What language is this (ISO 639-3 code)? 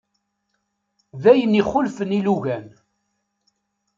kab